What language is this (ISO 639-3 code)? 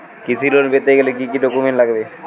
ben